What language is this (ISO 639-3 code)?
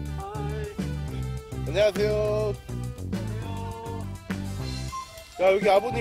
kor